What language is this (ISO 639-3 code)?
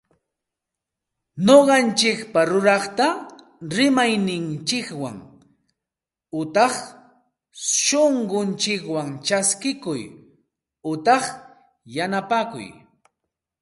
qxt